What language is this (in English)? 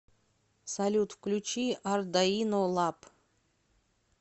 Russian